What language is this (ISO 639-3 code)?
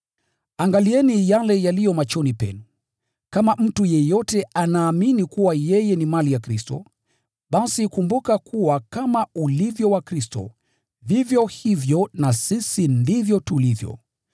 swa